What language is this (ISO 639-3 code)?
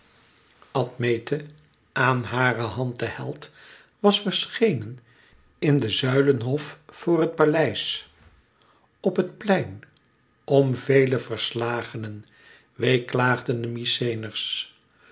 nld